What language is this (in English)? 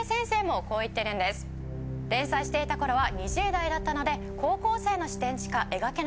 Japanese